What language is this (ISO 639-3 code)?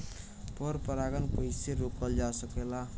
bho